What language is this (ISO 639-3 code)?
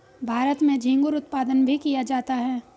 hin